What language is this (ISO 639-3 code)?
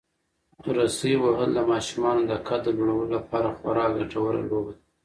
pus